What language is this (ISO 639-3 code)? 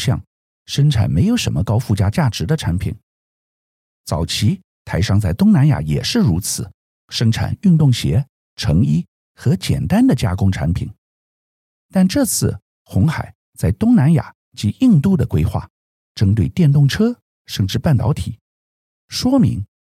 zho